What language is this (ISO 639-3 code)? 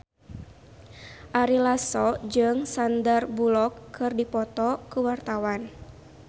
sun